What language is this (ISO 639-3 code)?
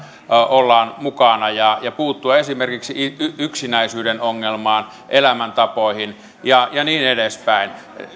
fin